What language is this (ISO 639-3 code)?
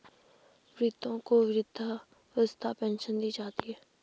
hin